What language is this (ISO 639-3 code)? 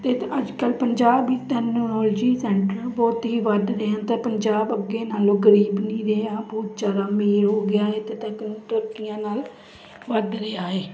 pan